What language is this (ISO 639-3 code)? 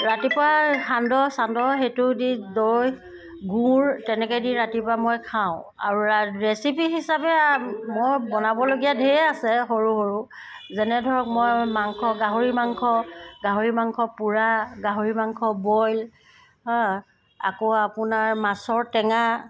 asm